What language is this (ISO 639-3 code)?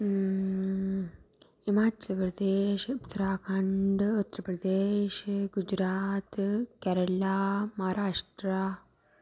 doi